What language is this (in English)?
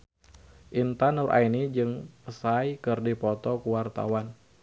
Sundanese